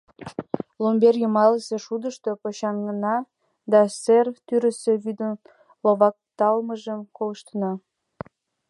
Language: Mari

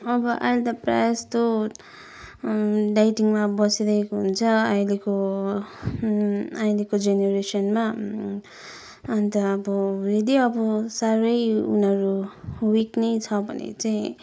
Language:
Nepali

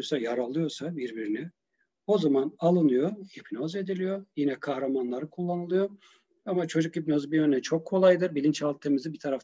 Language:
Turkish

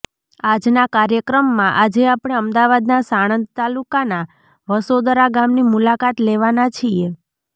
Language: Gujarati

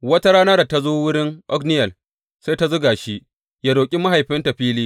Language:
Hausa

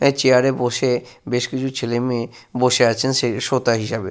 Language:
Bangla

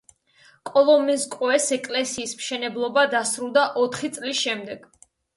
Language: Georgian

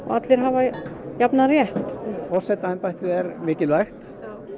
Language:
Icelandic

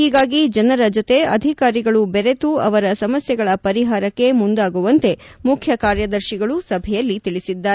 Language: Kannada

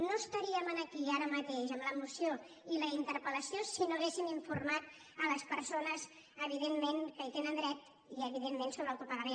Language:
Catalan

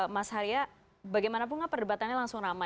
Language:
Indonesian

